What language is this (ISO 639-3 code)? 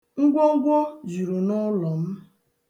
ibo